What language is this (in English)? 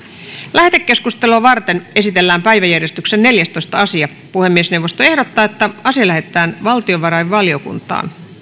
Finnish